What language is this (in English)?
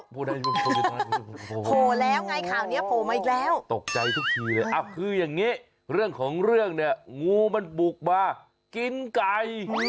Thai